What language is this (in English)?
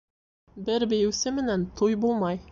Bashkir